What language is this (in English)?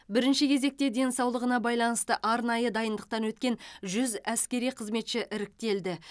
Kazakh